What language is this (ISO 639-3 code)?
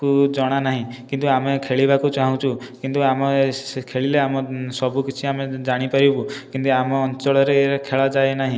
ori